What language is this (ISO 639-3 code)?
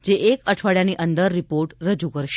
guj